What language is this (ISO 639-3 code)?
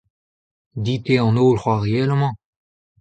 bre